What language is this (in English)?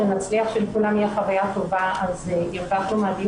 Hebrew